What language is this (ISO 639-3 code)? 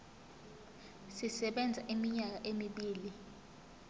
zul